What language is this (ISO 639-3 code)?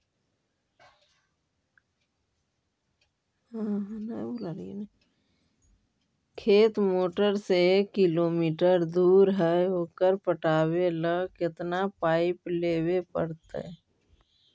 mag